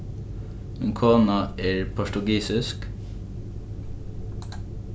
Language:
Faroese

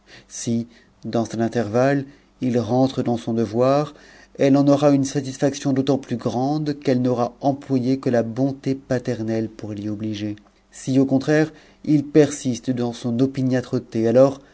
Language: French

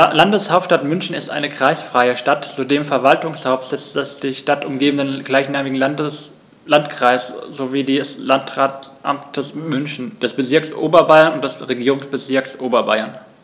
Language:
German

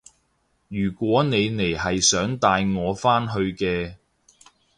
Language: Cantonese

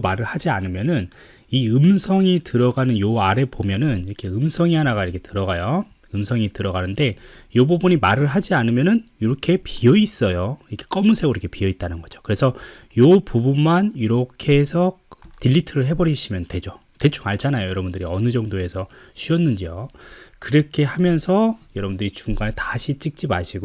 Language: Korean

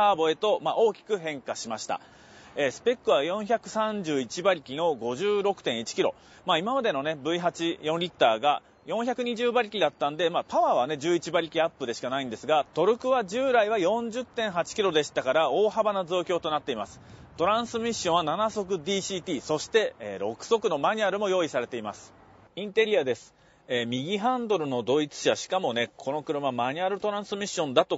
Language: Japanese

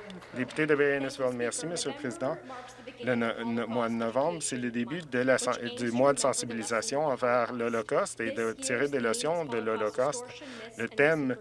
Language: French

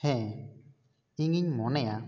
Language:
Santali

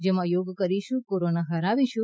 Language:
Gujarati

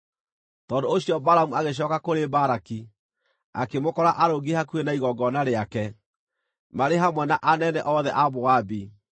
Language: Kikuyu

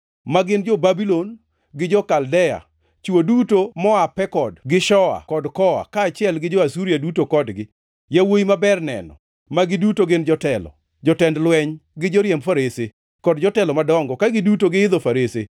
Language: Luo (Kenya and Tanzania)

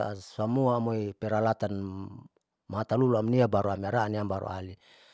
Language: Saleman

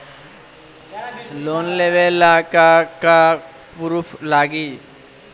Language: Bhojpuri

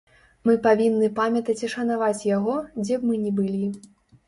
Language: Belarusian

